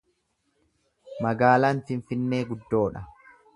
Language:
Oromo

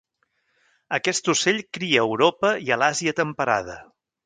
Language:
Catalan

